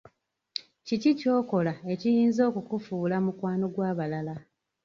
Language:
Ganda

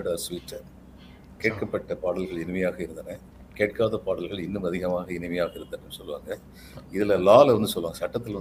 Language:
Tamil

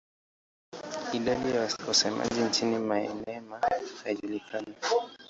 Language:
Swahili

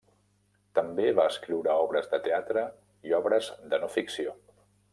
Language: Catalan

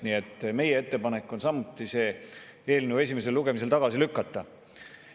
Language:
Estonian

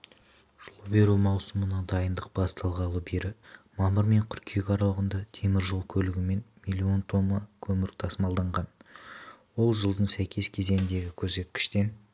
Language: Kazakh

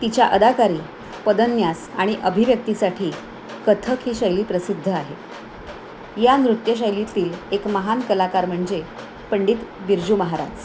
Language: Marathi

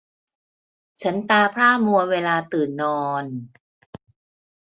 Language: Thai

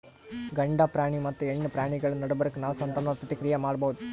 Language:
Kannada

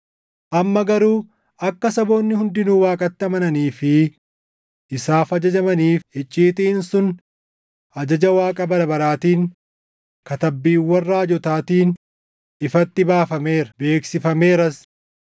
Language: Oromo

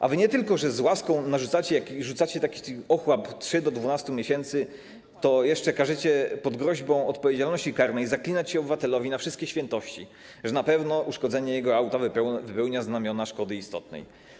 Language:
Polish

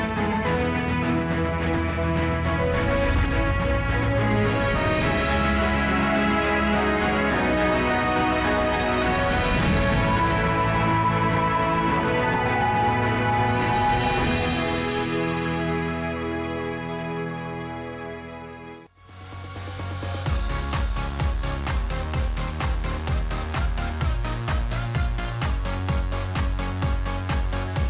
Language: Indonesian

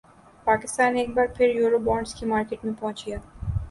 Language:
Urdu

